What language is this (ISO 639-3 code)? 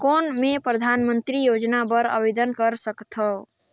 hne